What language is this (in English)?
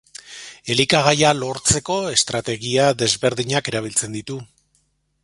Basque